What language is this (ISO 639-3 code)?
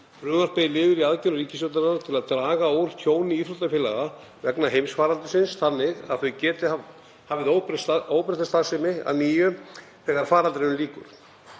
isl